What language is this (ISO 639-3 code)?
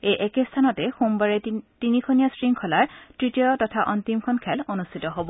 asm